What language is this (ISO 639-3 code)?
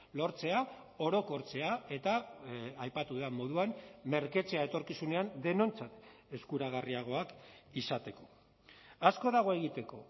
eus